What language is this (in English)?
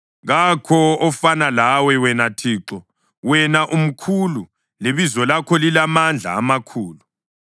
North Ndebele